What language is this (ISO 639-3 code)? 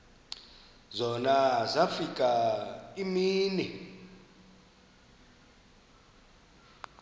xho